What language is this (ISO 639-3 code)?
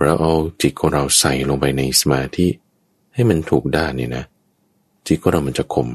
tha